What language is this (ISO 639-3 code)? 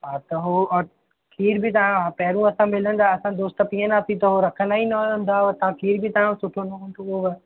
snd